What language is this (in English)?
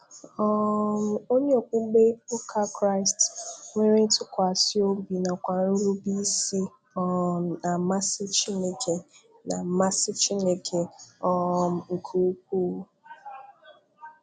Igbo